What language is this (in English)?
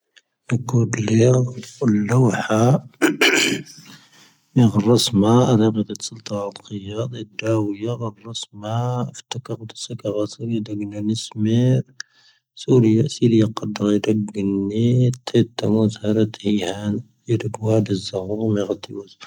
Tahaggart Tamahaq